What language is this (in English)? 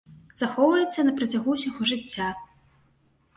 Belarusian